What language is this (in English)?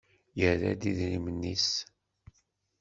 Kabyle